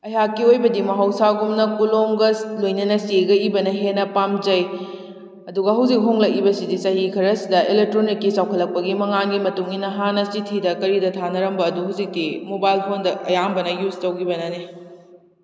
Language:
Manipuri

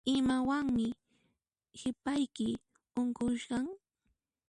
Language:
Puno Quechua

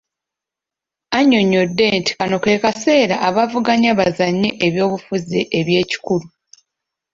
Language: Ganda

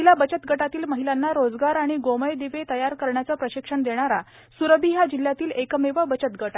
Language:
Marathi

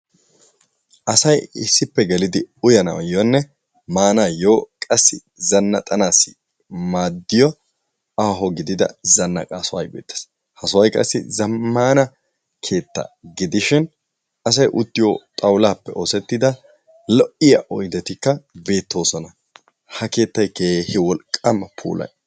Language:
Wolaytta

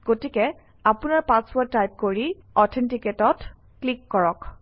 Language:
Assamese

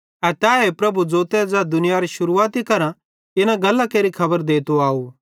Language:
Bhadrawahi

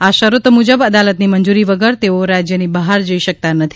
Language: Gujarati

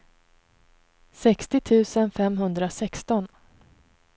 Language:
Swedish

